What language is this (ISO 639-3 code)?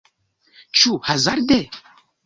epo